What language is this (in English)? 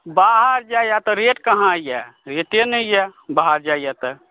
Maithili